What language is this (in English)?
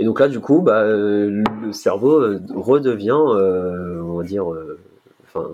French